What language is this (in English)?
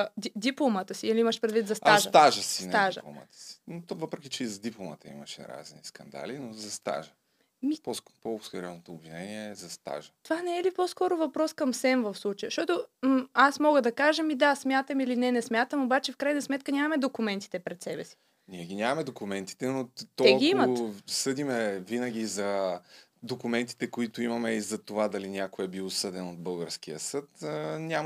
Bulgarian